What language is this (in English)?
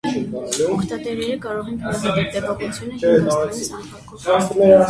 Armenian